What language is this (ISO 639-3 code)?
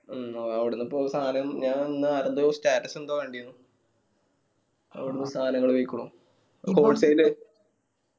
mal